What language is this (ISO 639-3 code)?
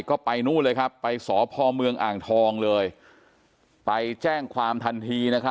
tha